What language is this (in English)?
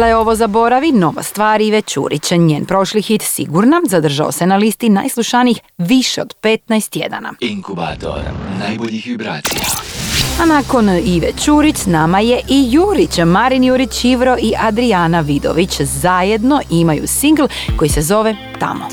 Croatian